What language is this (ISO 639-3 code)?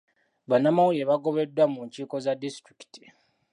lug